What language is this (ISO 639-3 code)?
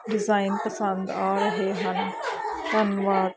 pan